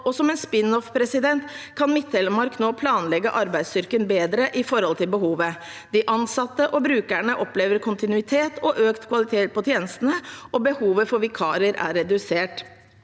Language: Norwegian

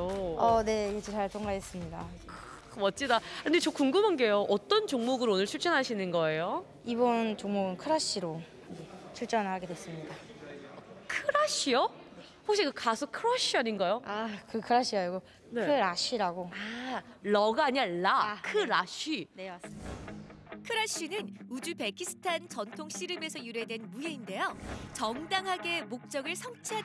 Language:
Korean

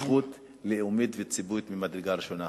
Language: Hebrew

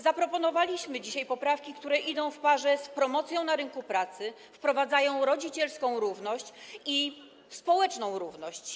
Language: Polish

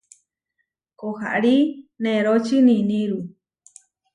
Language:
Huarijio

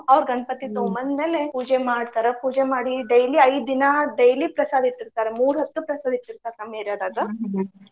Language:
Kannada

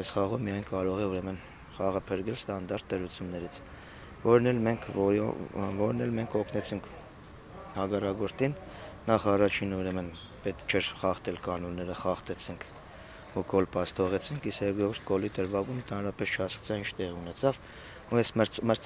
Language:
Turkish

